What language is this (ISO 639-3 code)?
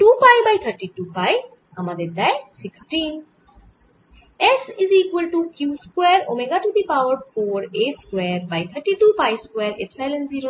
ben